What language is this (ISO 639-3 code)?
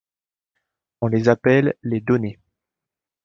fra